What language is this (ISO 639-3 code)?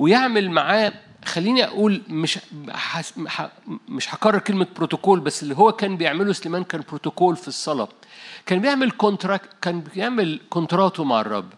ara